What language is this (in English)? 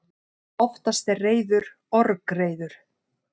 Icelandic